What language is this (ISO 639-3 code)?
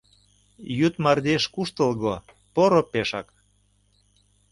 chm